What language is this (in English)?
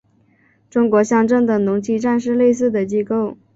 Chinese